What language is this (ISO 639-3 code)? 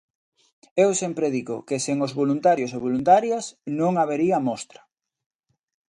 glg